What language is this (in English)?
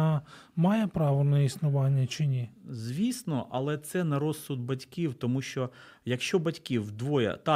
Ukrainian